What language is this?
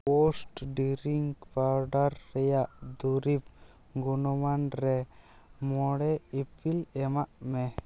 Santali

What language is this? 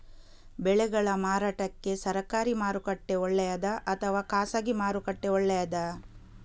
Kannada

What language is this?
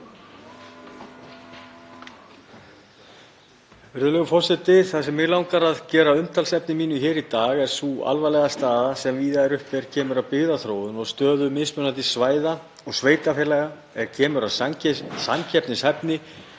Icelandic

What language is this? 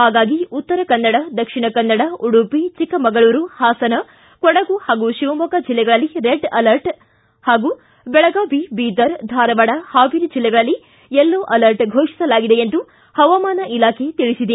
Kannada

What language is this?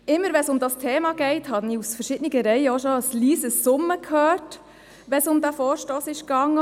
Swiss German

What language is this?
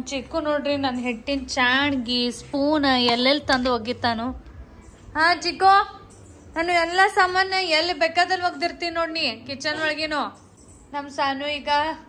Kannada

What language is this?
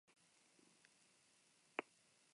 Basque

